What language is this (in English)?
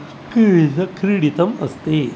Sanskrit